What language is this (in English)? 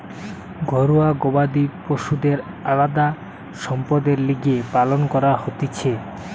Bangla